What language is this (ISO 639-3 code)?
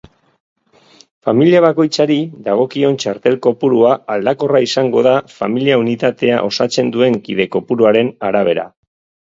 eus